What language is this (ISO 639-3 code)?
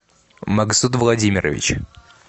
rus